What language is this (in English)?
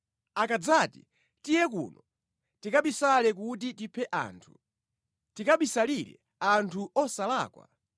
Nyanja